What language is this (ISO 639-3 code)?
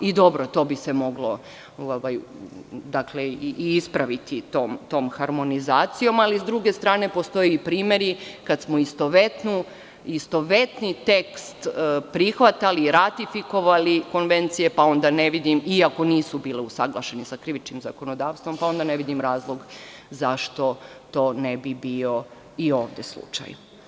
srp